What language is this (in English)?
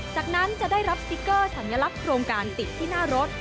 Thai